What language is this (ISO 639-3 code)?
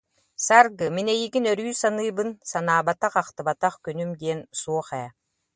sah